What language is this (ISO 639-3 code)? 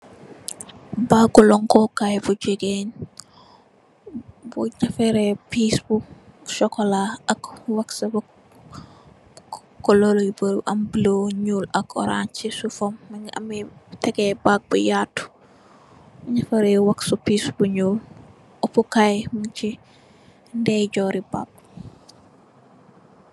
wol